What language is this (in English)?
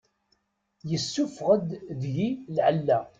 Kabyle